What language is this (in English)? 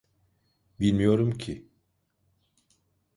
Turkish